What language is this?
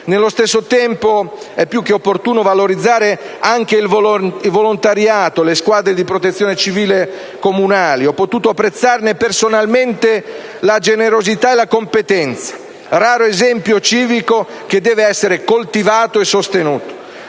Italian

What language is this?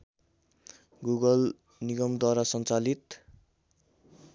Nepali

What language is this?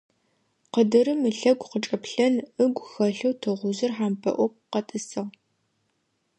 Adyghe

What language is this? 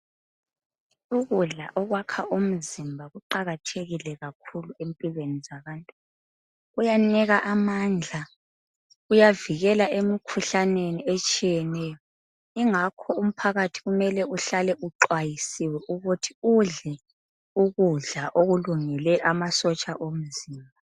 North Ndebele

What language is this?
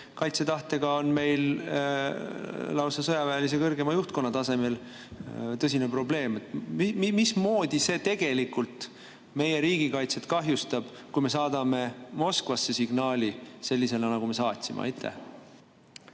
Estonian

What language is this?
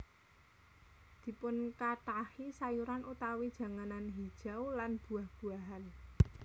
Javanese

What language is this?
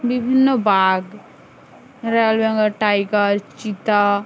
Bangla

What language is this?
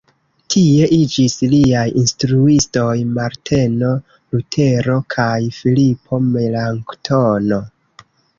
Esperanto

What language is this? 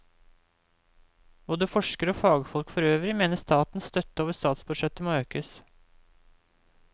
Norwegian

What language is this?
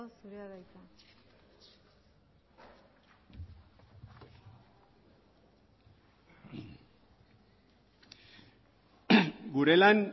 Basque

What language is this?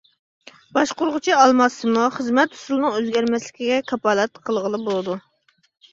Uyghur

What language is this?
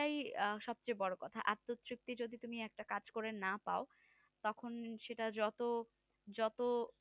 Bangla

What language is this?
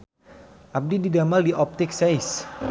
Sundanese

